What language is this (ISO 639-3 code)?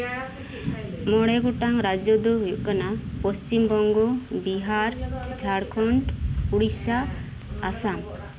sat